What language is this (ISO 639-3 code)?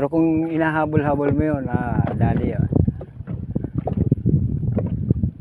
fil